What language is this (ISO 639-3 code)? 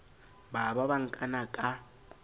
sot